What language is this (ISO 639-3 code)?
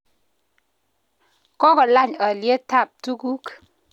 kln